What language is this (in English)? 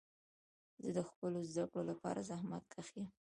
Pashto